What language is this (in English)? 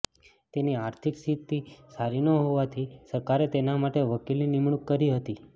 Gujarati